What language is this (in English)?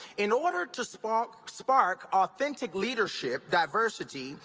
English